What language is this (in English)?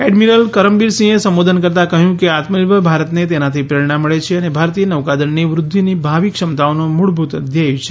Gujarati